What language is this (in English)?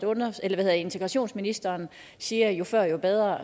Danish